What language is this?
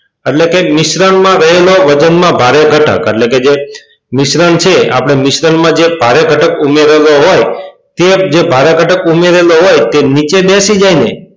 Gujarati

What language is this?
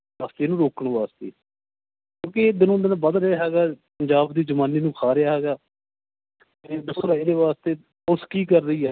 Punjabi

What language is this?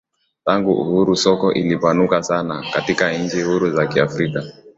Swahili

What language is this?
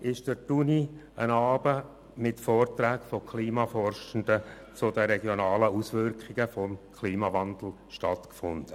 Swiss German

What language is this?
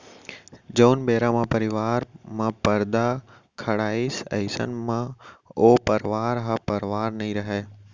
Chhattisgarhi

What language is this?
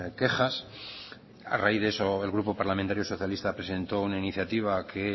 Spanish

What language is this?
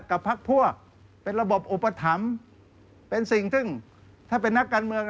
Thai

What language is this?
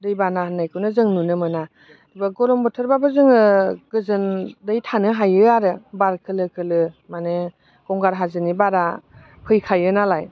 Bodo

